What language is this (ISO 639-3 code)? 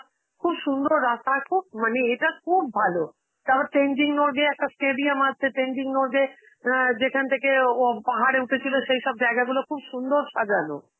ben